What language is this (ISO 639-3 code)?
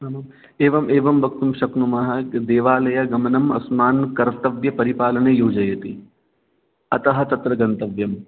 san